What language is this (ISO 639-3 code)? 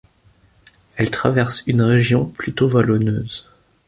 fra